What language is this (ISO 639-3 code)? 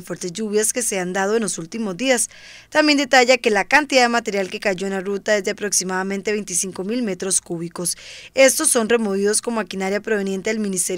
spa